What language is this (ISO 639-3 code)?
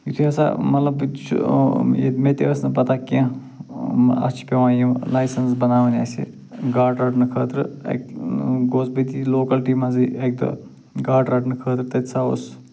kas